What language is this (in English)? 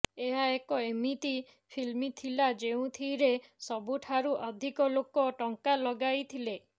Odia